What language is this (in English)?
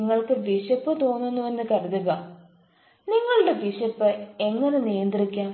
Malayalam